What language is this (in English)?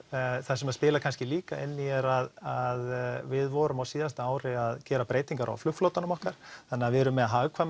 Icelandic